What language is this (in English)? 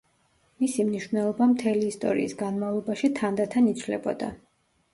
Georgian